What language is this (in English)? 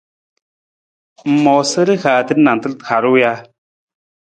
Nawdm